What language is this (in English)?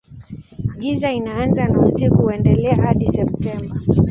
Swahili